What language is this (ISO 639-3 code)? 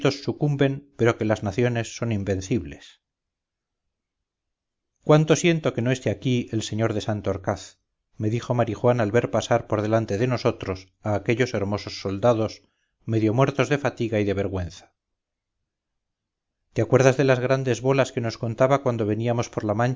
spa